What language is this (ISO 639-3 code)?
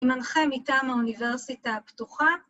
heb